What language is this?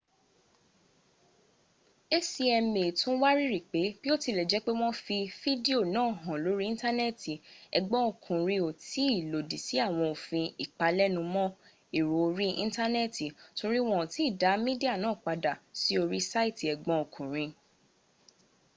Yoruba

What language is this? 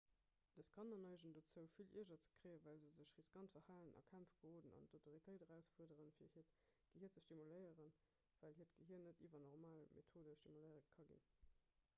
Luxembourgish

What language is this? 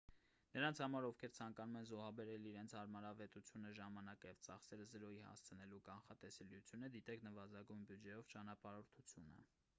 Armenian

